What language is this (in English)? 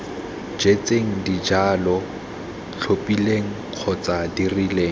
Tswana